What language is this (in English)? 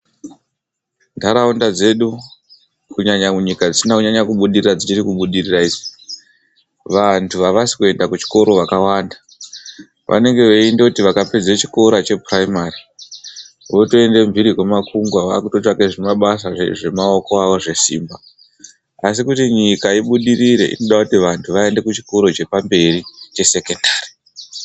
Ndau